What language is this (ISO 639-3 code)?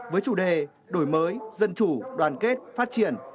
vie